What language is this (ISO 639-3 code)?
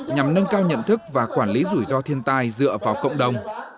vie